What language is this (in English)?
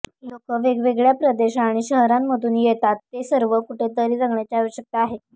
Marathi